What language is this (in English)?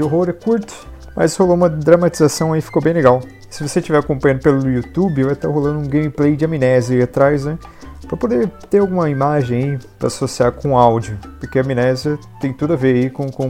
Portuguese